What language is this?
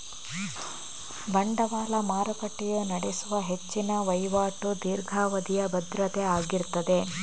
Kannada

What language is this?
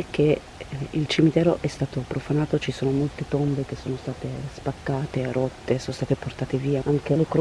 Italian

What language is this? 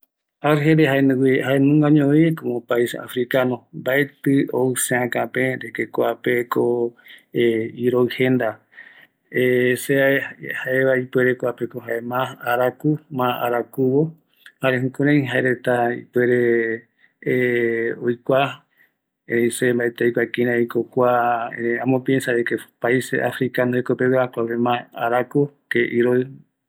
Eastern Bolivian Guaraní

